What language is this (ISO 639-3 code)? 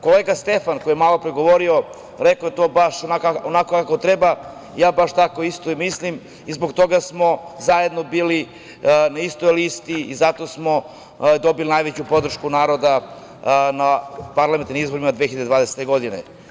srp